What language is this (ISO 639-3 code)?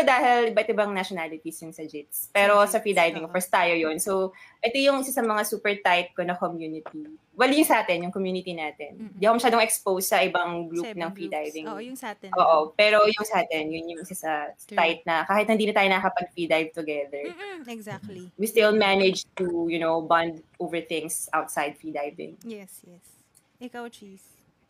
fil